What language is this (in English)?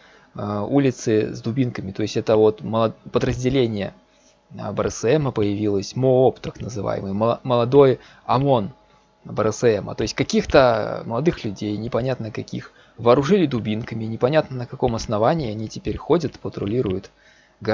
Russian